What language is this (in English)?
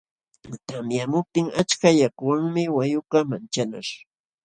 Jauja Wanca Quechua